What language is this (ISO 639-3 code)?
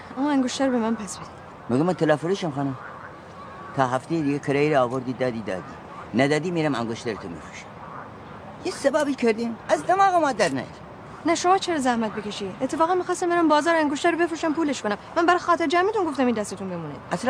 fas